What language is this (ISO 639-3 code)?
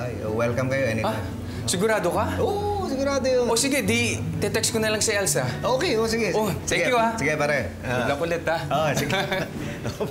fil